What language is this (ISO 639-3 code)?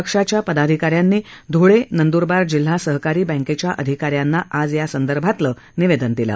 mar